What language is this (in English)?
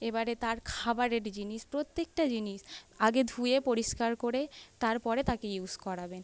Bangla